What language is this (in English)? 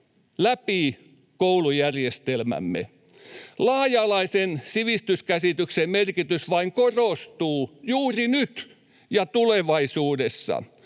Finnish